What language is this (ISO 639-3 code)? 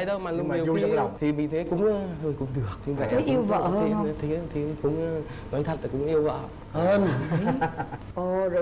vie